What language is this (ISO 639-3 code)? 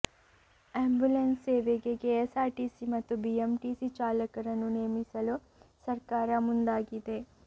kan